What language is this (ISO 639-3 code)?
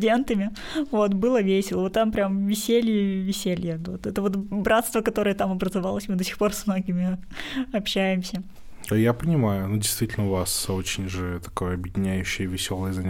rus